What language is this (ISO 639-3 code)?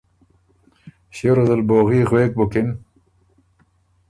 oru